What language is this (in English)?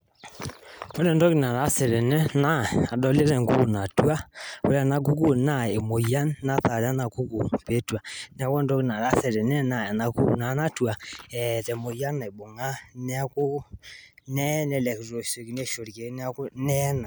Masai